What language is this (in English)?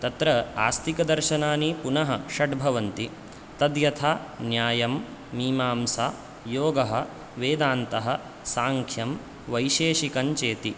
Sanskrit